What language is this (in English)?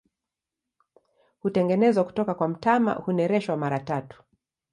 Swahili